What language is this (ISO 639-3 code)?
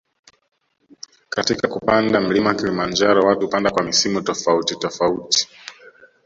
swa